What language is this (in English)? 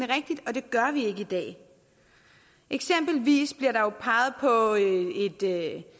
Danish